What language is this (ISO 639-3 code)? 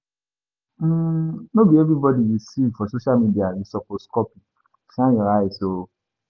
pcm